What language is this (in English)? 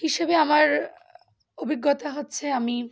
Bangla